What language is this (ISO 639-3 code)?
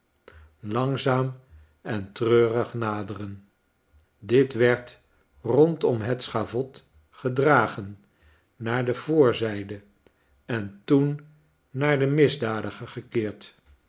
nld